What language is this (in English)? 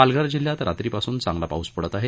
Marathi